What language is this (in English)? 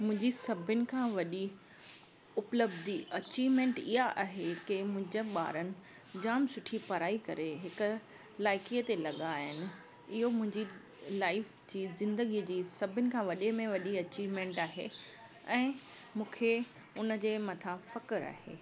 Sindhi